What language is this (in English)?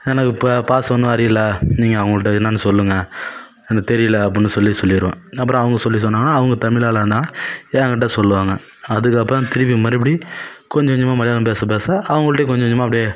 Tamil